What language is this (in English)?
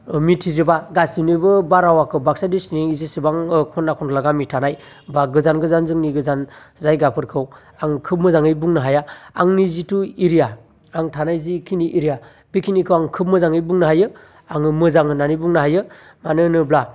Bodo